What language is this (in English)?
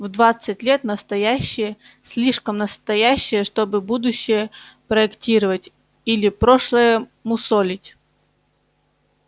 Russian